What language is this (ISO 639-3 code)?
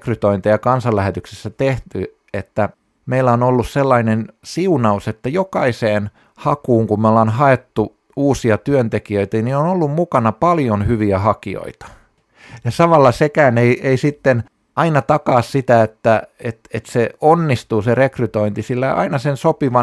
fin